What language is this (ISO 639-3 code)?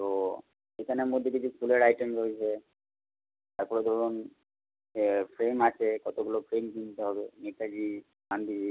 ben